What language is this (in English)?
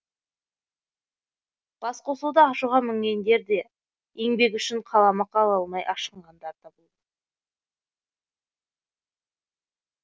Kazakh